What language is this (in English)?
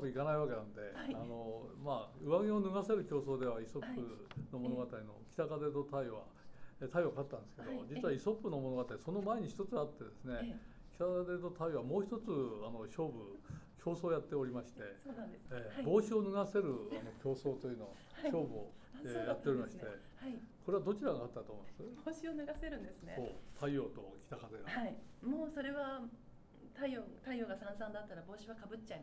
Japanese